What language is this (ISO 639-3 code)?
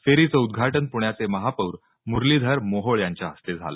mar